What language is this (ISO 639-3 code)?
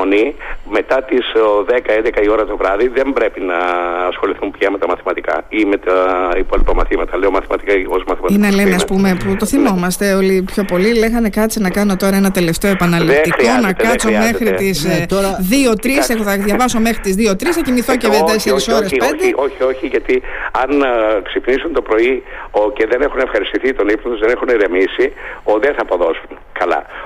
ell